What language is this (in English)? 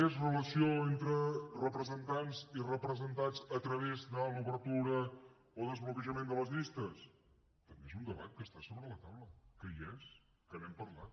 Catalan